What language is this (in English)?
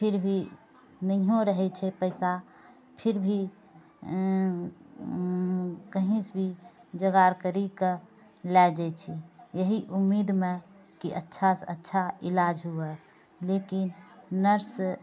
Maithili